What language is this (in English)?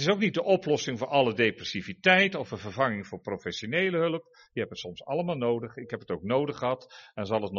Dutch